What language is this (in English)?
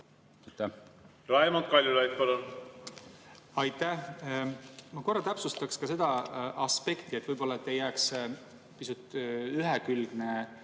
Estonian